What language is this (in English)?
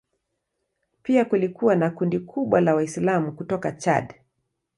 Swahili